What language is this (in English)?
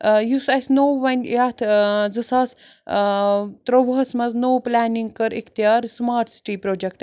Kashmiri